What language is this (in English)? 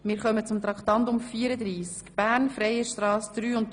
Swiss German